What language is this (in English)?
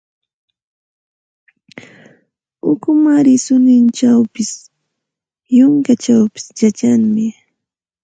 Santa Ana de Tusi Pasco Quechua